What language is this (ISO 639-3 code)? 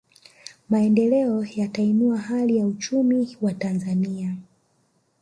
swa